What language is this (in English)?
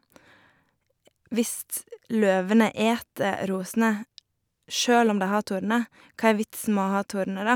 Norwegian